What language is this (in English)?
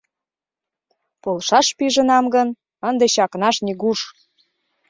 Mari